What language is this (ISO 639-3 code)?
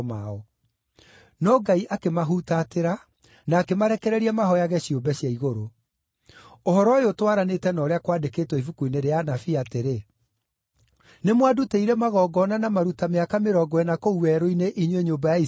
kik